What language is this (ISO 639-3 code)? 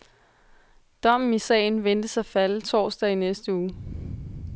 dan